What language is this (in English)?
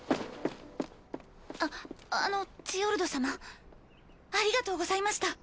Japanese